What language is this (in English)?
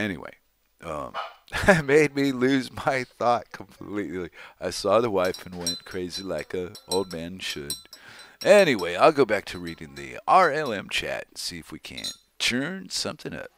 English